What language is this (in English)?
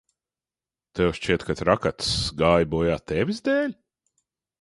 Latvian